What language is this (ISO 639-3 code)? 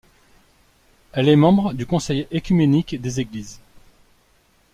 fra